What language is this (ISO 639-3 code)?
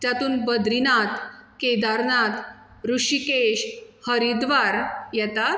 kok